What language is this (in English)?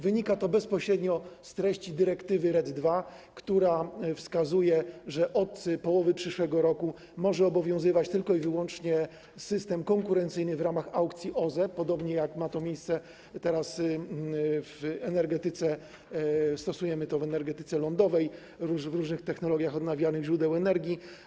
Polish